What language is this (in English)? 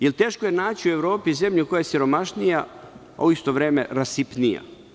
Serbian